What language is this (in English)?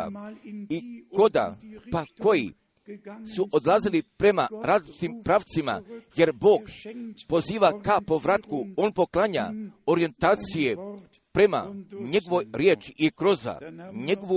Croatian